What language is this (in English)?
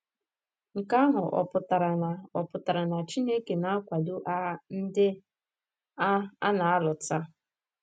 Igbo